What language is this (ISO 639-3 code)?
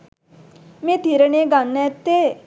sin